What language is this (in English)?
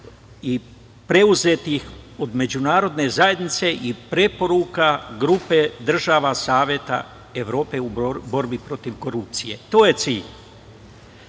Serbian